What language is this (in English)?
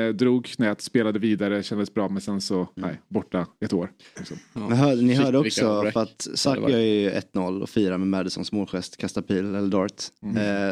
Swedish